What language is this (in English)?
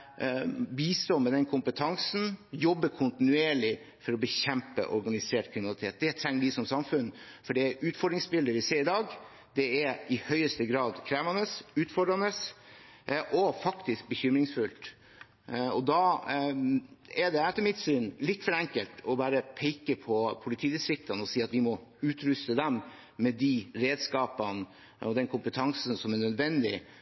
Norwegian Bokmål